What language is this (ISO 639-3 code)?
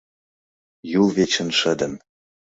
chm